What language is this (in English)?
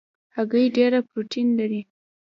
Pashto